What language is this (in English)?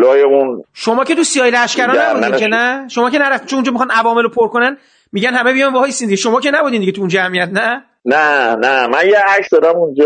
Persian